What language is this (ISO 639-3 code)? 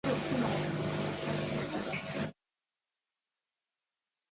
mon